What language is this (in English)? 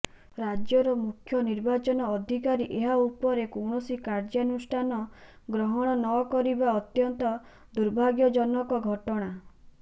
Odia